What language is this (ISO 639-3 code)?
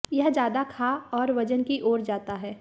hin